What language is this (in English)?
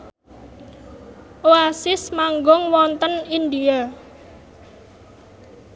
Javanese